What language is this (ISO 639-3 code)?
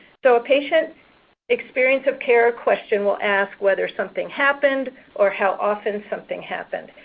eng